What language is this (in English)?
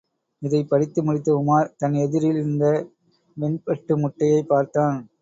Tamil